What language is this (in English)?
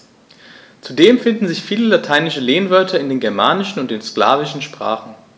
German